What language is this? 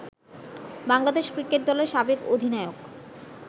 Bangla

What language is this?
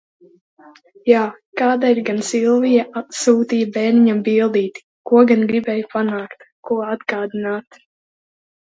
Latvian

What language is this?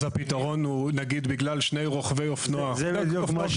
Hebrew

